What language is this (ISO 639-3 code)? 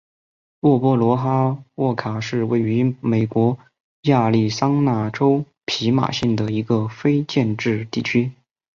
zho